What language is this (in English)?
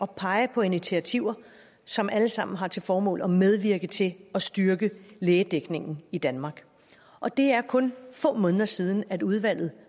Danish